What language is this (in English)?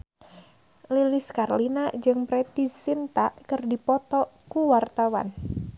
Sundanese